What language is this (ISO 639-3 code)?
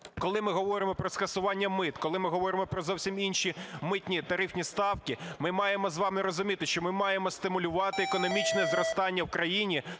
ukr